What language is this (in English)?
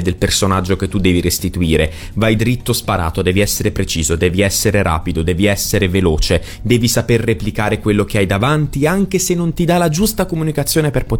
Italian